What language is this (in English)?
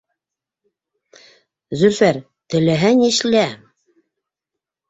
Bashkir